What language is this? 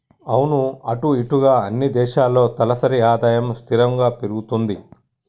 Telugu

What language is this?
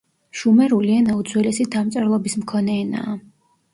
Georgian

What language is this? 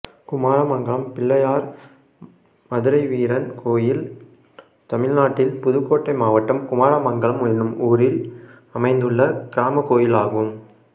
Tamil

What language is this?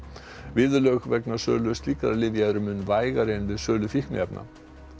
Icelandic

